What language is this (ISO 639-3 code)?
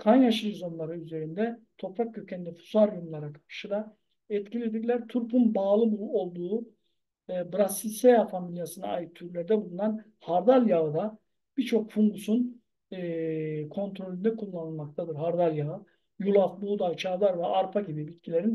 tur